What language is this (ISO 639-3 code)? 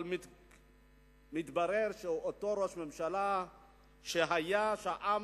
heb